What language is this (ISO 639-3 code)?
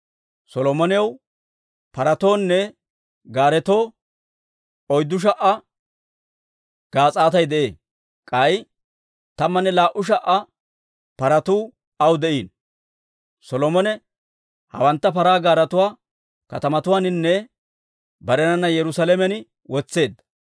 dwr